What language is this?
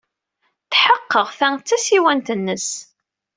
Kabyle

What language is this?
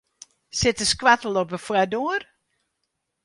Western Frisian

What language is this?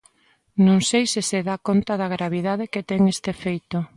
Galician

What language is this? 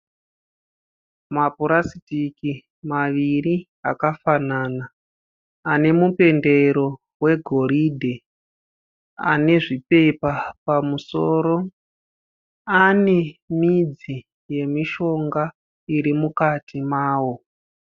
Shona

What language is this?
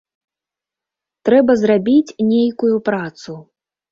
Belarusian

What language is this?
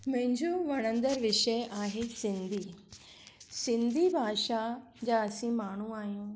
Sindhi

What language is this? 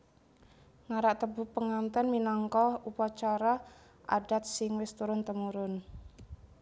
Javanese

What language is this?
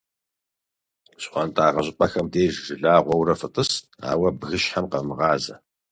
Kabardian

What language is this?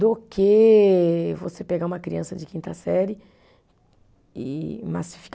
Portuguese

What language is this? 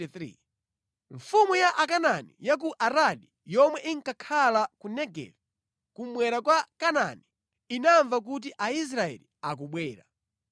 Nyanja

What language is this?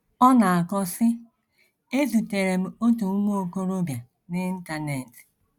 Igbo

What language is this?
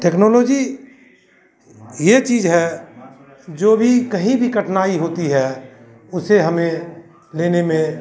Hindi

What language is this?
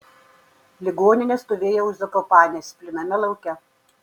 Lithuanian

